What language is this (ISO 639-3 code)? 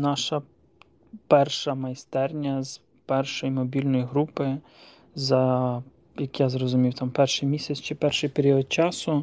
ukr